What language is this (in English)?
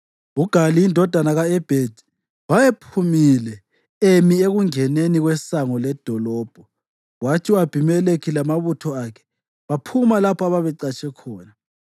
North Ndebele